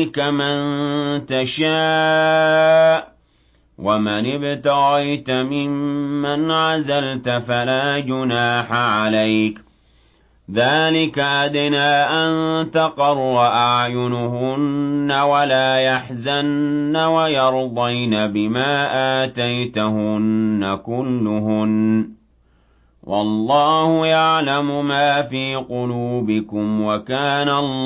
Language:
Arabic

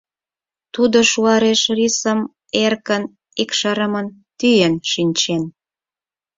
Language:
Mari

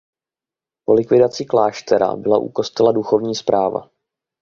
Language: Czech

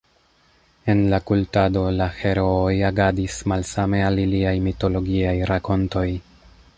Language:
Esperanto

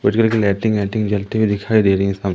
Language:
Hindi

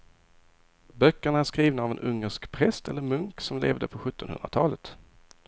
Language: Swedish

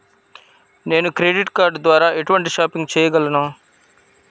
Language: Telugu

